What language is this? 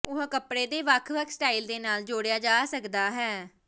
Punjabi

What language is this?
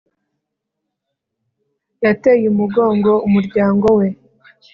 Kinyarwanda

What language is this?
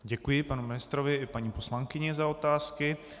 Czech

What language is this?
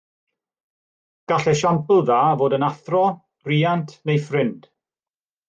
Welsh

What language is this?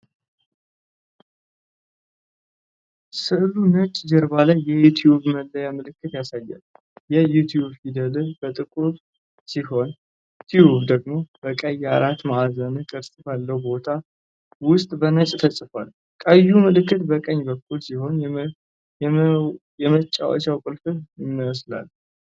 Amharic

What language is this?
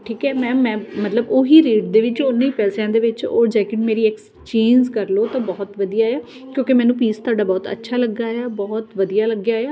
Punjabi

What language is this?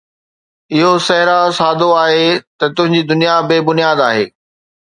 Sindhi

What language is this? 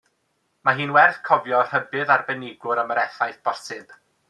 Welsh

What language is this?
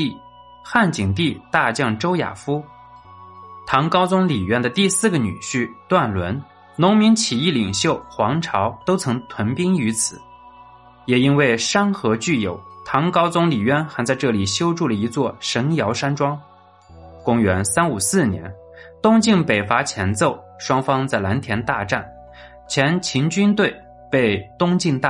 Chinese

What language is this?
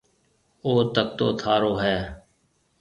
Marwari (Pakistan)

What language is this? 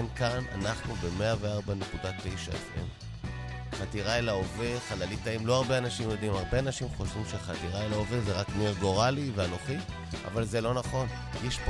Hebrew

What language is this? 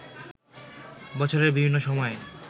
Bangla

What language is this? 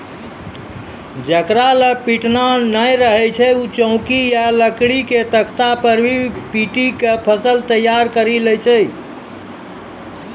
Maithili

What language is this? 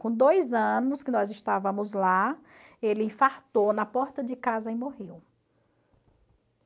Portuguese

